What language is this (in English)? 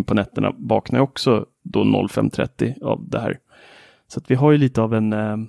Swedish